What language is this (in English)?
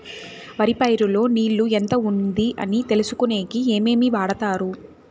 Telugu